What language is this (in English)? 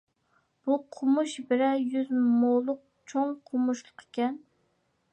Uyghur